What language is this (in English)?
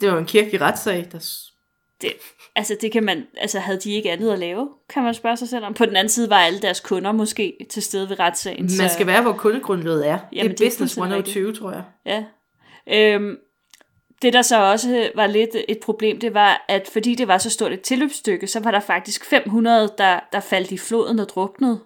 Danish